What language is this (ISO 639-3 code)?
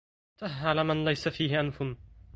ara